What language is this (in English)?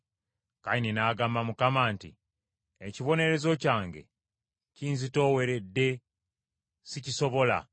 Ganda